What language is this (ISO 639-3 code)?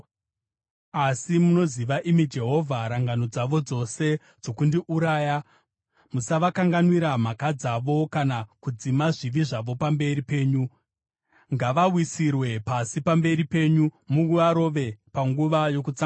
sna